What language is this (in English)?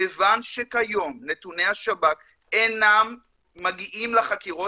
Hebrew